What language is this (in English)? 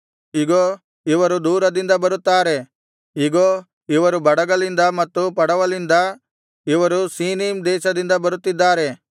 Kannada